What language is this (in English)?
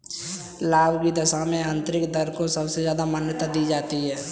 Hindi